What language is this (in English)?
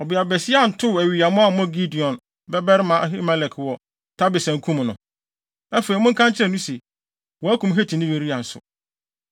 Akan